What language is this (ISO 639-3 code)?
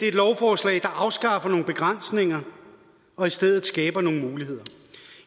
dan